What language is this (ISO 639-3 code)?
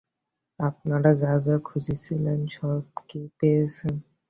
ben